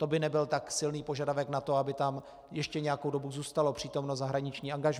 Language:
Czech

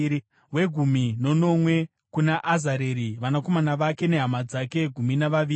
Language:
Shona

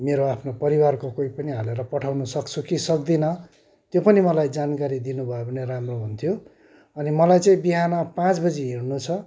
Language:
Nepali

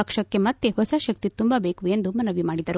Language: Kannada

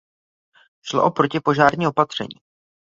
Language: Czech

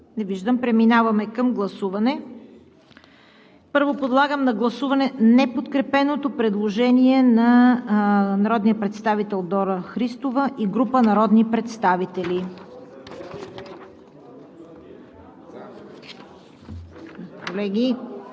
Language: Bulgarian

